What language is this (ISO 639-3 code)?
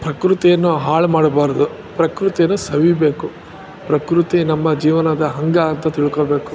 kan